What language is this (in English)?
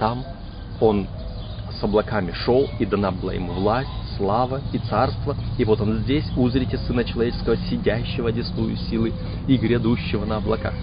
Russian